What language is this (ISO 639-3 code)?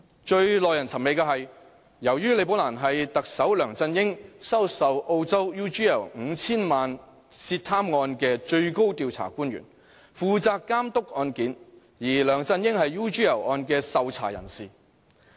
yue